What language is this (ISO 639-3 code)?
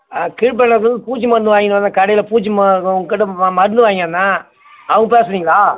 tam